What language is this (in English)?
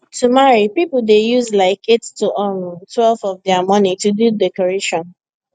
Nigerian Pidgin